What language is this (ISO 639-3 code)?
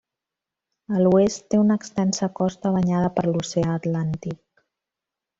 cat